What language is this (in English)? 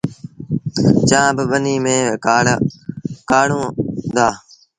Sindhi Bhil